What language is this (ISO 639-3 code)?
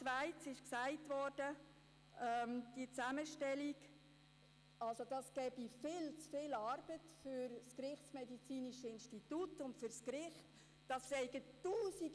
gsw